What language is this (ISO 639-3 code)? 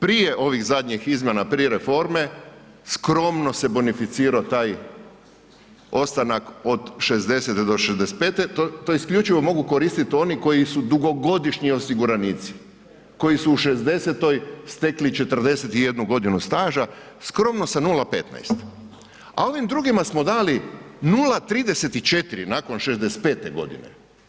hrv